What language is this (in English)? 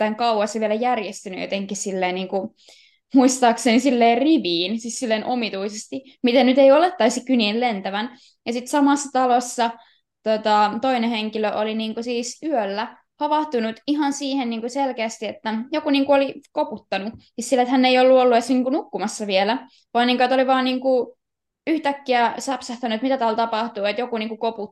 Finnish